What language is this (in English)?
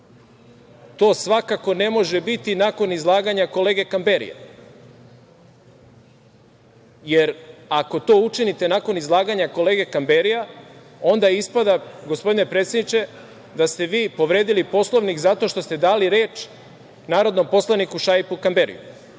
Serbian